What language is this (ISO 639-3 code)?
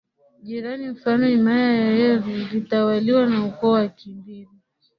swa